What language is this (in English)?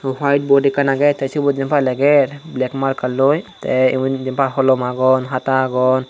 Chakma